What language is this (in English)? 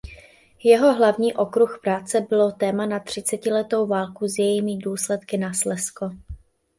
Czech